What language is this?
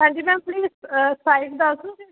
Punjabi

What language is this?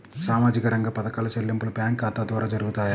Telugu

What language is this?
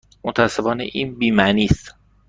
Persian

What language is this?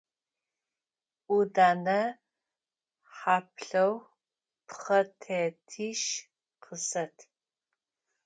Adyghe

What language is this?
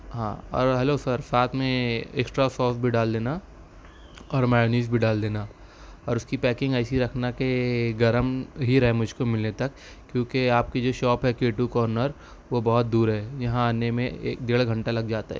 Urdu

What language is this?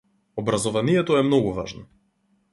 Macedonian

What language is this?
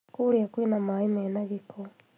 Kikuyu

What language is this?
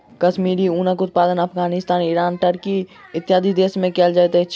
Maithili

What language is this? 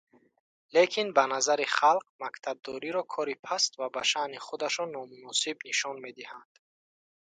Tajik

